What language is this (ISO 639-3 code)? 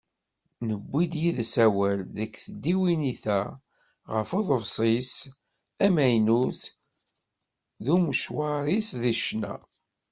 kab